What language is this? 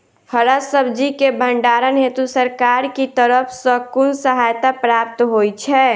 Maithili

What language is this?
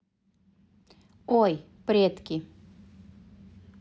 Russian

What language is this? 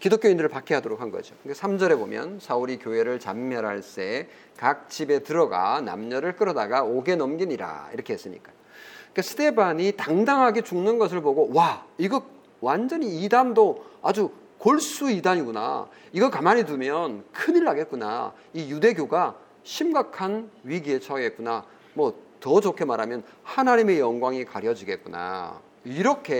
Korean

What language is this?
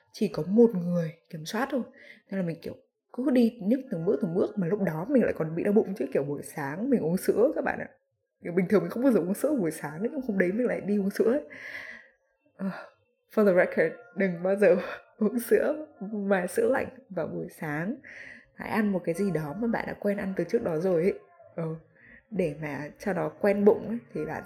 Vietnamese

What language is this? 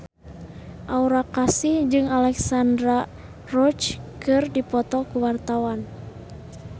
Sundanese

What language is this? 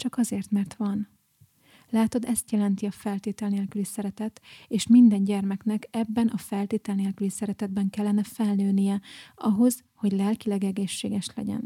Hungarian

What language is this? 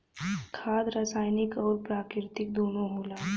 Bhojpuri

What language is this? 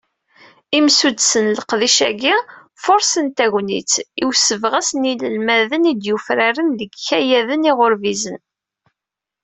Kabyle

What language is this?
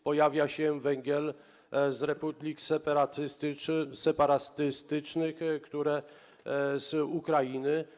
Polish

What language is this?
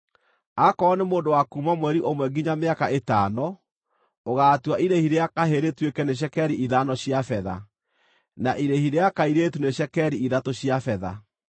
Kikuyu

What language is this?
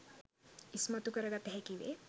Sinhala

